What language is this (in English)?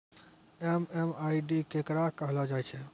Maithili